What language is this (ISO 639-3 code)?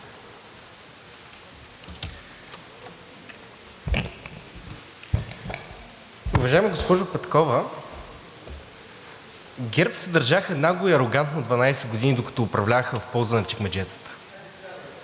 bul